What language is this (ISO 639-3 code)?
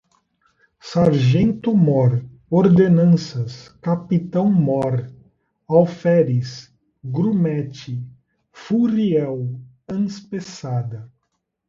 por